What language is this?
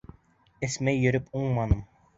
Bashkir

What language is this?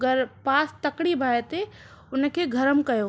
Sindhi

